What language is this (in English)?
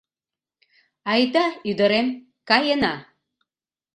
Mari